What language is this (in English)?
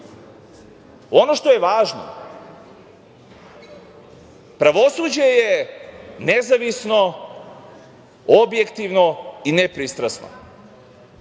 Serbian